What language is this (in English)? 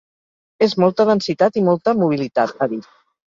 Catalan